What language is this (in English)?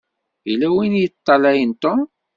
Kabyle